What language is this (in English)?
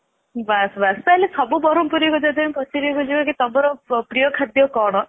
Odia